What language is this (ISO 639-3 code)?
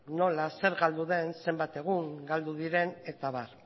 eus